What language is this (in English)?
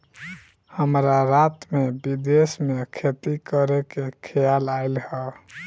Bhojpuri